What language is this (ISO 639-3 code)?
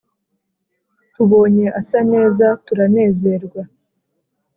kin